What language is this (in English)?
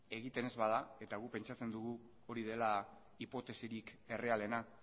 Basque